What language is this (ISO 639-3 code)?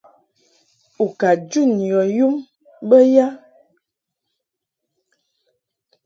mhk